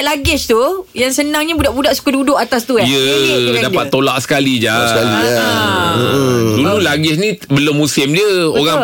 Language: Malay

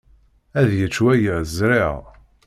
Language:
Kabyle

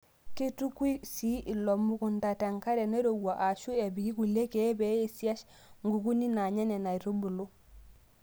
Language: Masai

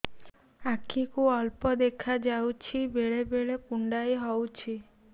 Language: Odia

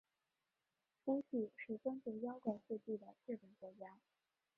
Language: Chinese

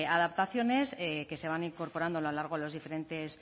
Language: Spanish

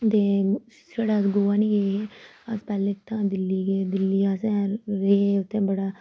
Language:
Dogri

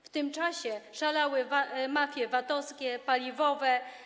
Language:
Polish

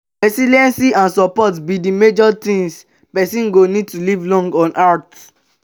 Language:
Nigerian Pidgin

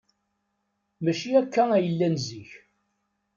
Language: Kabyle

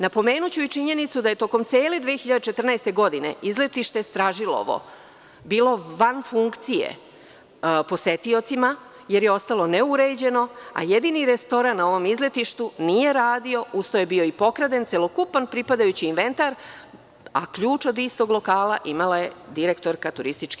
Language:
Serbian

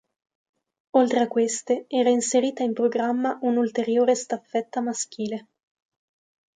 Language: Italian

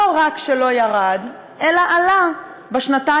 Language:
Hebrew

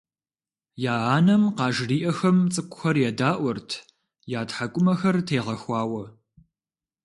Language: Kabardian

